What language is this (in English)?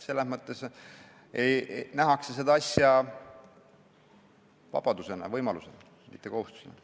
Estonian